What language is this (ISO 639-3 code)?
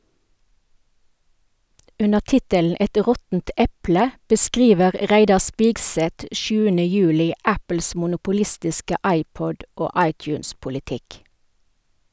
nor